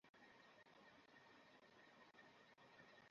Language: Bangla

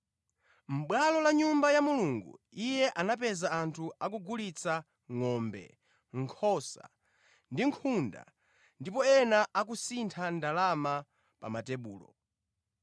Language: Nyanja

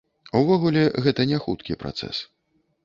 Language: Belarusian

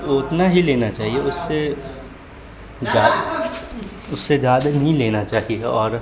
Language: Urdu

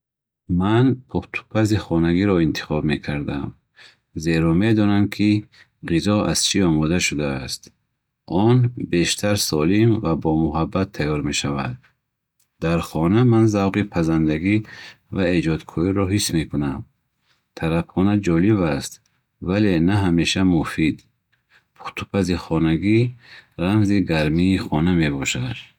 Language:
Bukharic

